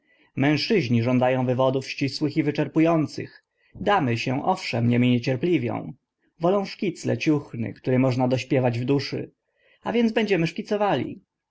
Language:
Polish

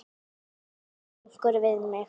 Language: Icelandic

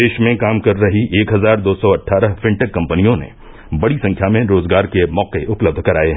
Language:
Hindi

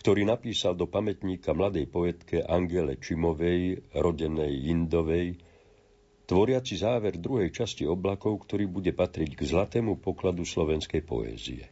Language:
Slovak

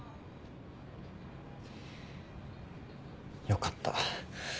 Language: Japanese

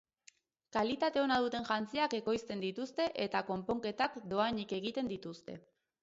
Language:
Basque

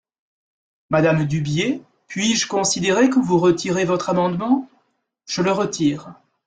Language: French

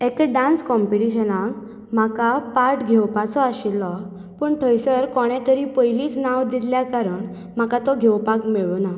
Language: Konkani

